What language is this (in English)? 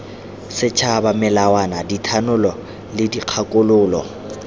Tswana